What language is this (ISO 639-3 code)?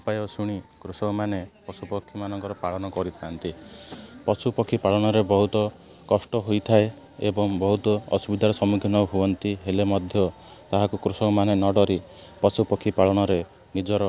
ori